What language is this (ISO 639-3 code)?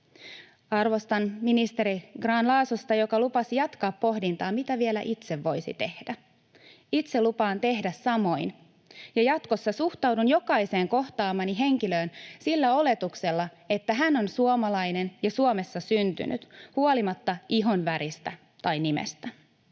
fin